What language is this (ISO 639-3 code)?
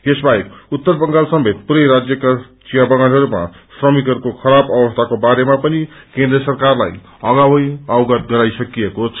nep